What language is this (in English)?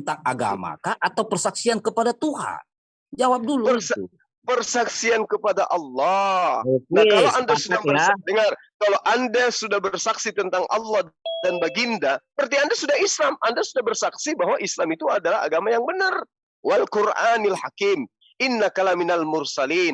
Indonesian